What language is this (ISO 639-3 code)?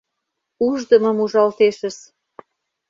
chm